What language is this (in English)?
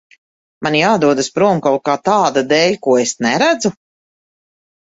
Latvian